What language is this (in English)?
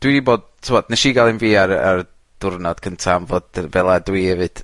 Welsh